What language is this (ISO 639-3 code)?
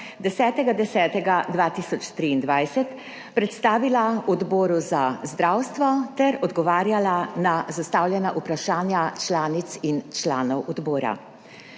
slv